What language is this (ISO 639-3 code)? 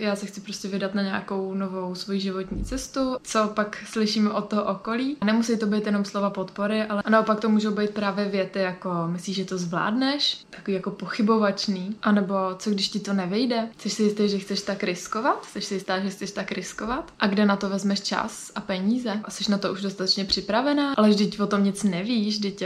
ces